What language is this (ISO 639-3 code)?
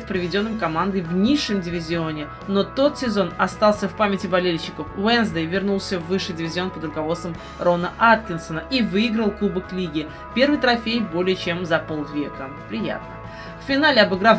rus